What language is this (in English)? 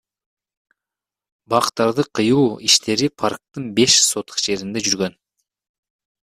Kyrgyz